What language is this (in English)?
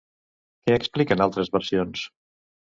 Catalan